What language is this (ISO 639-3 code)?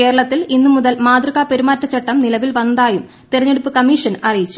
mal